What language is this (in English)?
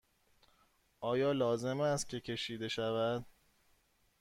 Persian